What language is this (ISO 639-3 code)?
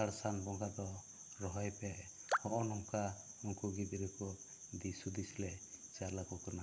sat